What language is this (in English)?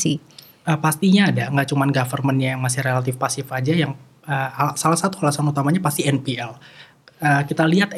Indonesian